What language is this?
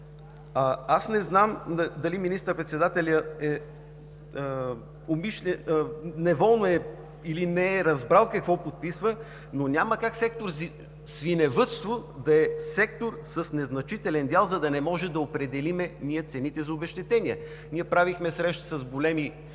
Bulgarian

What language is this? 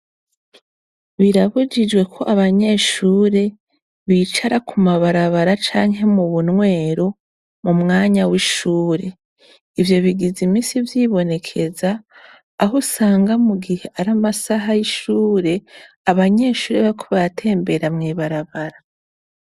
Rundi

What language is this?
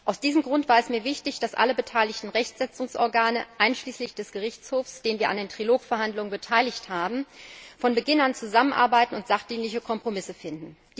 German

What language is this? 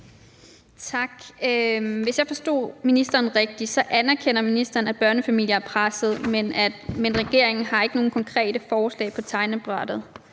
Danish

